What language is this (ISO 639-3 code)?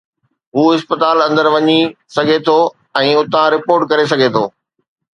snd